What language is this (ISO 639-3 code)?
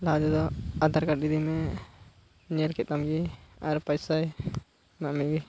sat